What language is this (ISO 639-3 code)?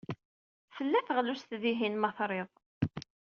kab